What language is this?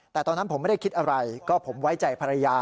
Thai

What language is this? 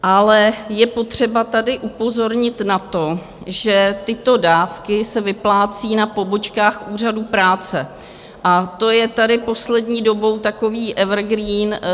Czech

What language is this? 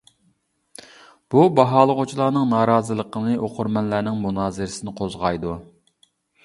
Uyghur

